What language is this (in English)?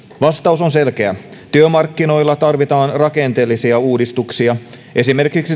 Finnish